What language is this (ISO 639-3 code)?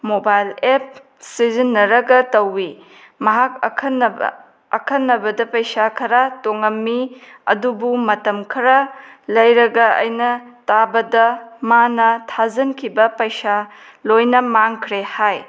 mni